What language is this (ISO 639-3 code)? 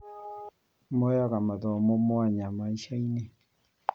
kik